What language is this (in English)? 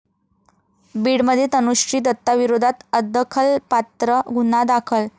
Marathi